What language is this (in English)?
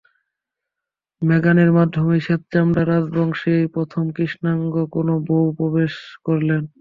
Bangla